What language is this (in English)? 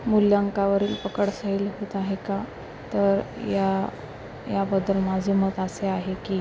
Marathi